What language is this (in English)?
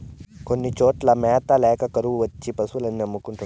Telugu